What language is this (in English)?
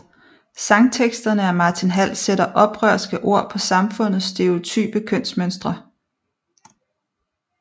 Danish